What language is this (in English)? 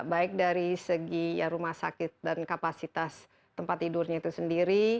Indonesian